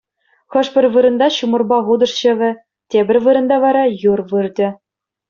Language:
Chuvash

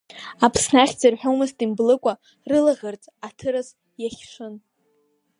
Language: Abkhazian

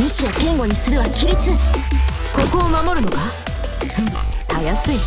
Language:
Japanese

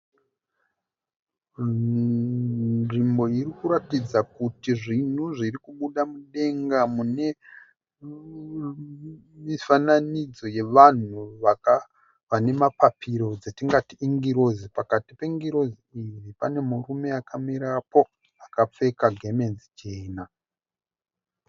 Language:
Shona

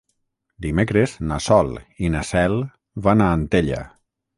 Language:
Catalan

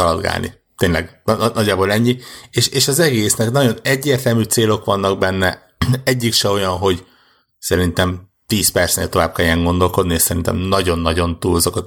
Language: Hungarian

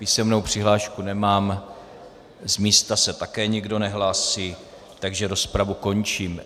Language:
Czech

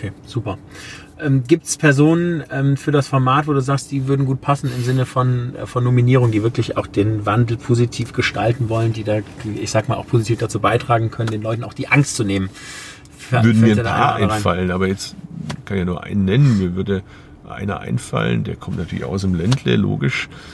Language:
German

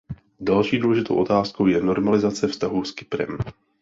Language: Czech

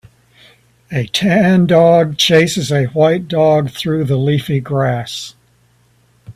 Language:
English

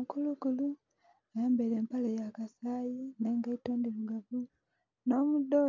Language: Soga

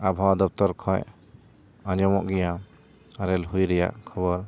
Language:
Santali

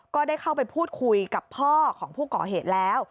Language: Thai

